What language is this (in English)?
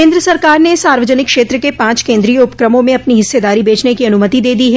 Hindi